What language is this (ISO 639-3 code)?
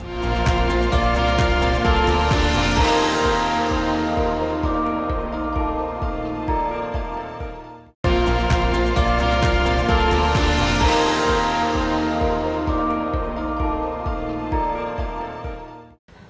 ind